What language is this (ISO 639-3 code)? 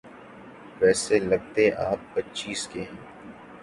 urd